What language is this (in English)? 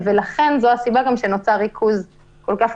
Hebrew